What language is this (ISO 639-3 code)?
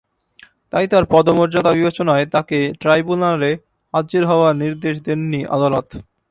ben